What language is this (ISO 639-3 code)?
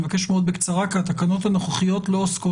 heb